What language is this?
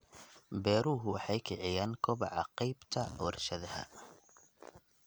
Somali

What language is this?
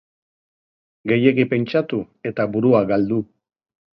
Basque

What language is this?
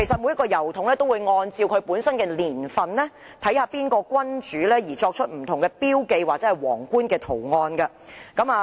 Cantonese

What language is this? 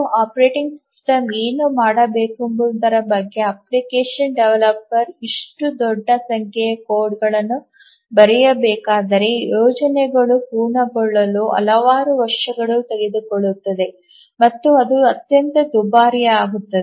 Kannada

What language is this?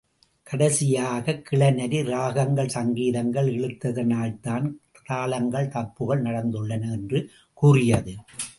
Tamil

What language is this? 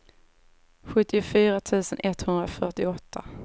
Swedish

